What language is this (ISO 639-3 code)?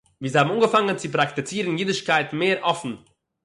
yid